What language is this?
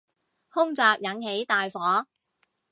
Cantonese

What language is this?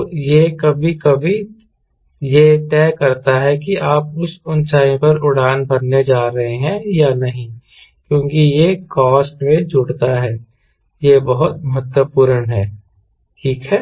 Hindi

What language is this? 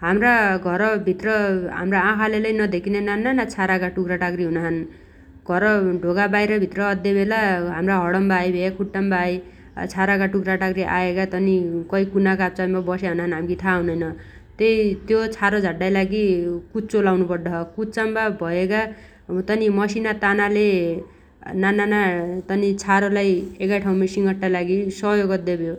Dotyali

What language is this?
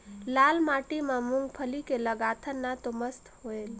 Chhattisgarhi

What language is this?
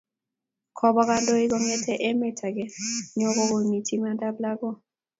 Kalenjin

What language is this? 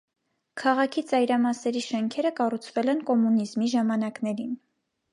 Armenian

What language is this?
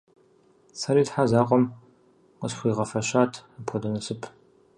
Kabardian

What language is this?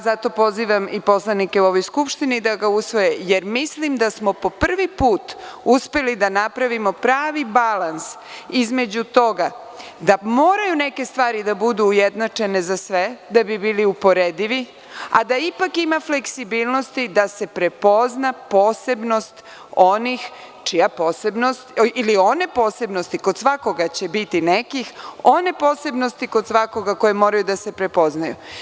Serbian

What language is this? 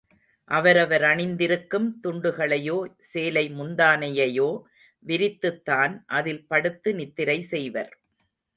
Tamil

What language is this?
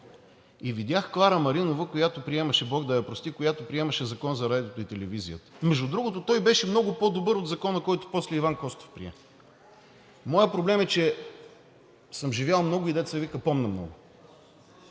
Bulgarian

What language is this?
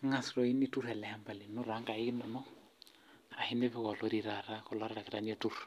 Masai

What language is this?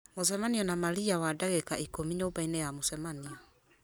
Kikuyu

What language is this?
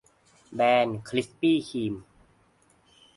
Thai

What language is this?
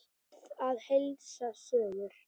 Icelandic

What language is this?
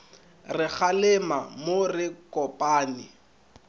Northern Sotho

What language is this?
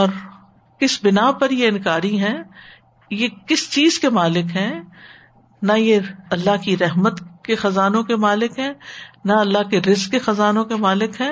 Urdu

